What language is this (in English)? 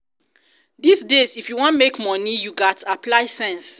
Nigerian Pidgin